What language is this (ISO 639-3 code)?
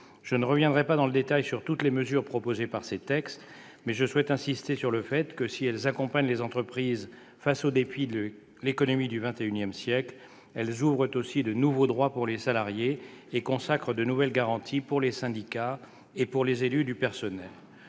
fra